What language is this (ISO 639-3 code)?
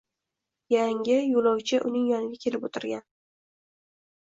uzb